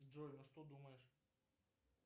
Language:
Russian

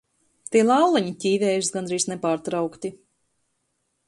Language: Latvian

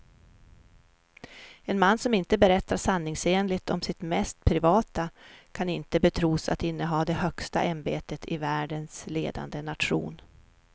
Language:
Swedish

